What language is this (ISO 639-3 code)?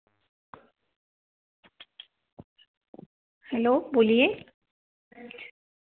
hin